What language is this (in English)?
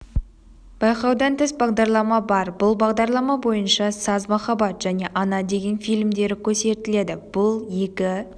Kazakh